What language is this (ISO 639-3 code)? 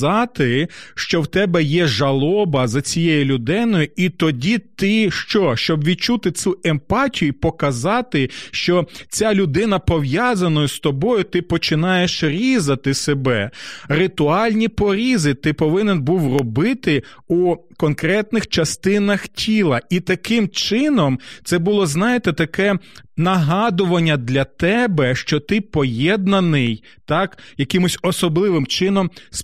ukr